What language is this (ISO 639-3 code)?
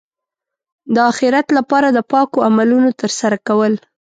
pus